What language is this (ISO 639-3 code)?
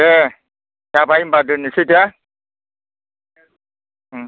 brx